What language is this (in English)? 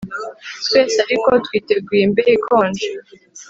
Kinyarwanda